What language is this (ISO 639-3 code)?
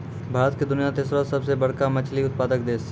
mai